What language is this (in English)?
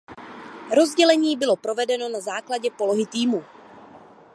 Czech